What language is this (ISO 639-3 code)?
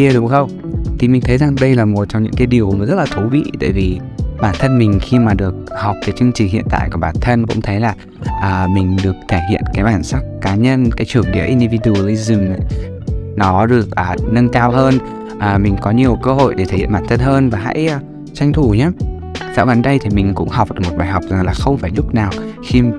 vie